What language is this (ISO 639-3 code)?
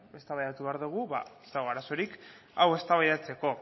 eus